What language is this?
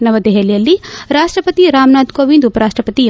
Kannada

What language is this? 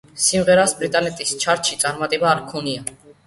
Georgian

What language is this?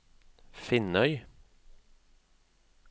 Norwegian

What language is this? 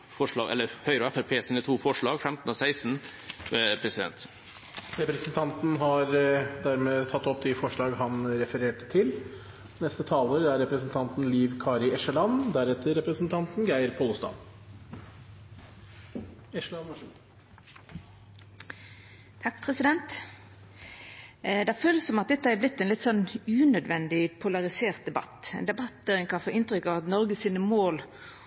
Norwegian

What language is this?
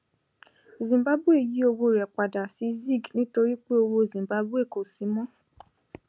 Yoruba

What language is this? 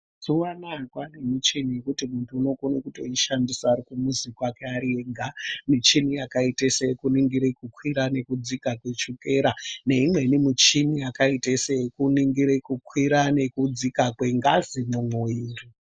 Ndau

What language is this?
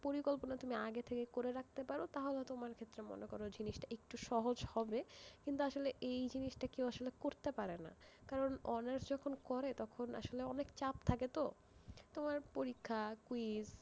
Bangla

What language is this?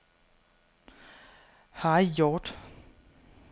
Danish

